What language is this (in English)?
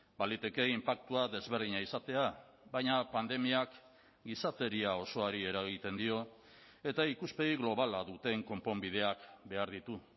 Basque